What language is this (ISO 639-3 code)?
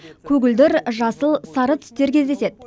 kaz